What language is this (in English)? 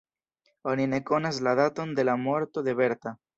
Esperanto